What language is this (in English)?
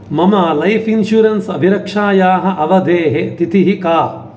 Sanskrit